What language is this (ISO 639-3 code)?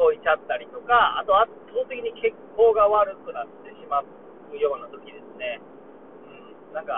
jpn